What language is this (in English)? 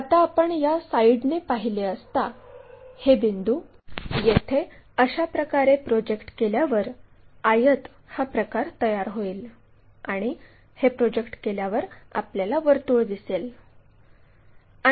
Marathi